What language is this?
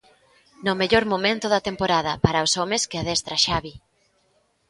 Galician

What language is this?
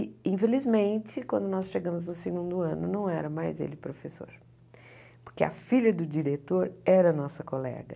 Portuguese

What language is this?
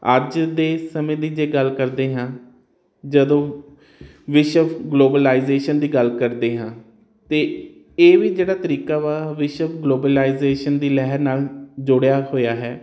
Punjabi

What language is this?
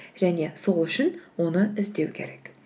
Kazakh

